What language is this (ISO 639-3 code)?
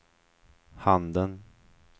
swe